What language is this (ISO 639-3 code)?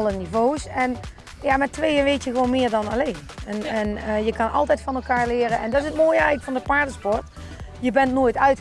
nld